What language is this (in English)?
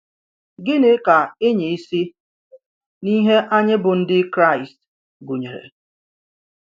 Igbo